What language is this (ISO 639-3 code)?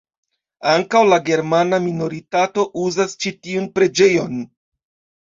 epo